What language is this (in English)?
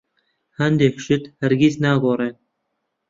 Central Kurdish